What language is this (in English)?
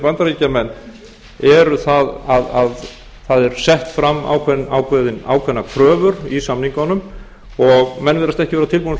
Icelandic